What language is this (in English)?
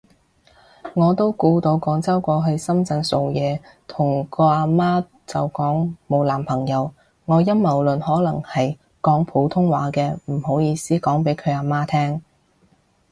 Cantonese